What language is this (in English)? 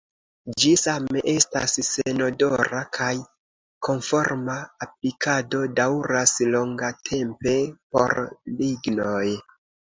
Esperanto